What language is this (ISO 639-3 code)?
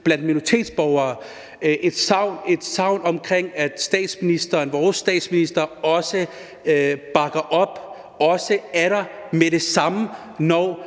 dan